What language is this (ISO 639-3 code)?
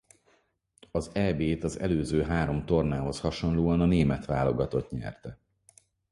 hun